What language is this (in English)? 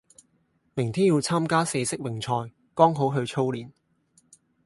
Cantonese